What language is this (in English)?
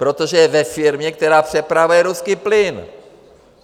Czech